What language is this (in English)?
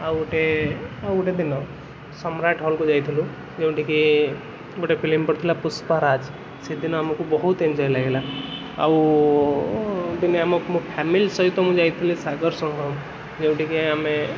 Odia